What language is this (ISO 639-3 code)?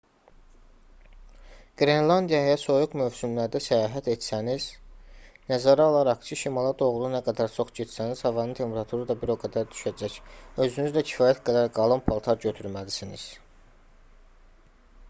aze